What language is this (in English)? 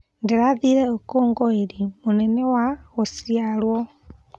Kikuyu